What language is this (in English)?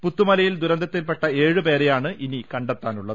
Malayalam